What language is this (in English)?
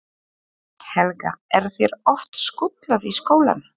Icelandic